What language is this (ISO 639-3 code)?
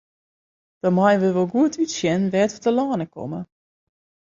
fry